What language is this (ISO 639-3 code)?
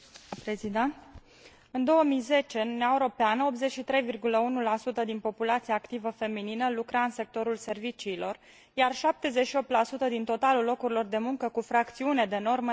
ron